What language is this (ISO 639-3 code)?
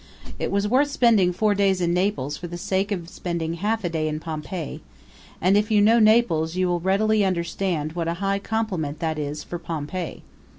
eng